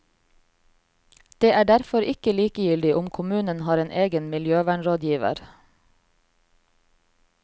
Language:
Norwegian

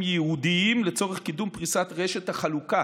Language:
Hebrew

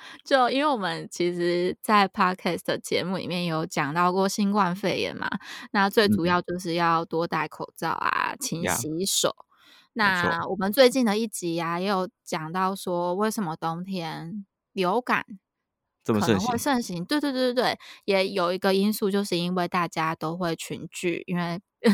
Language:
Chinese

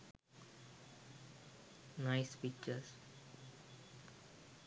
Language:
Sinhala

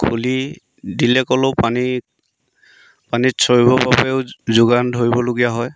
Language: Assamese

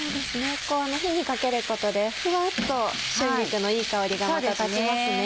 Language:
Japanese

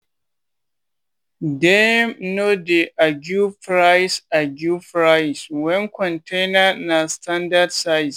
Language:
Nigerian Pidgin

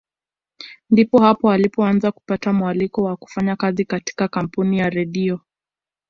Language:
Swahili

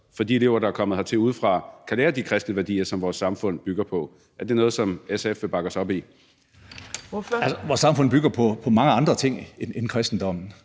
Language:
Danish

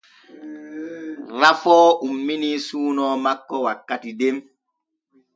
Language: Borgu Fulfulde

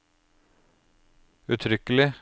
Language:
Norwegian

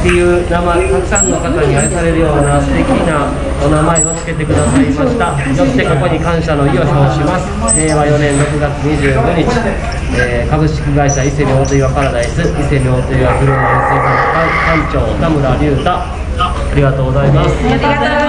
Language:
Japanese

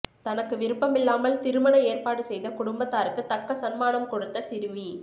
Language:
Tamil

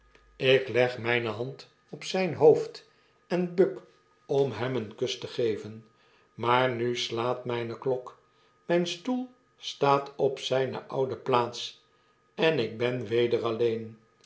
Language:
Dutch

